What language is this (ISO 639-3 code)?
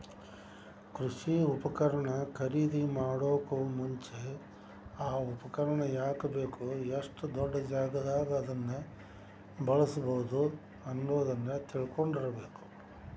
kan